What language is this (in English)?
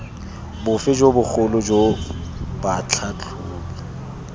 Tswana